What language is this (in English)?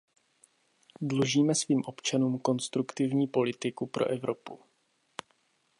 Czech